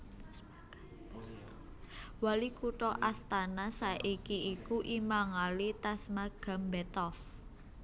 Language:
Javanese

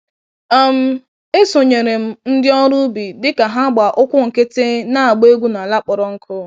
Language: Igbo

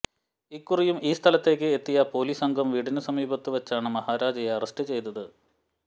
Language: Malayalam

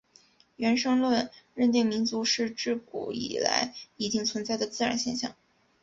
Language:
Chinese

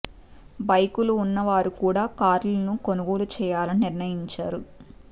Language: Telugu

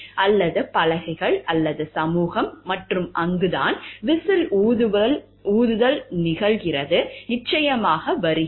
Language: Tamil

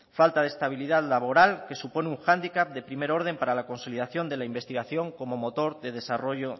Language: Spanish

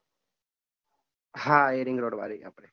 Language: Gujarati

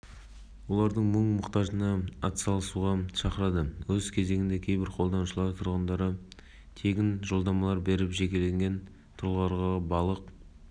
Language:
Kazakh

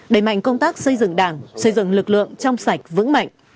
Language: Vietnamese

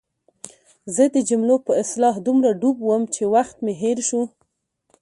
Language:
Pashto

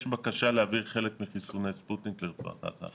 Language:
Hebrew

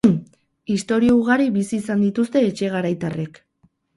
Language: Basque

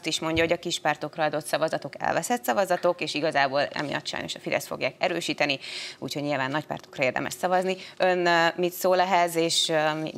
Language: Hungarian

